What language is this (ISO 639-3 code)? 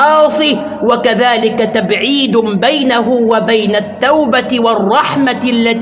ara